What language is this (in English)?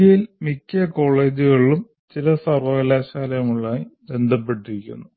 Malayalam